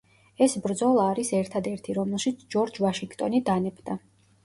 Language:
Georgian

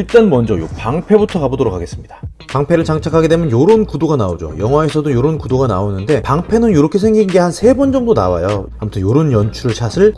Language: Korean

